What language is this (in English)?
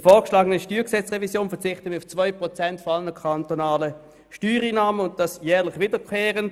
Swiss German